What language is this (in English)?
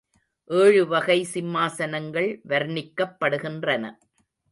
Tamil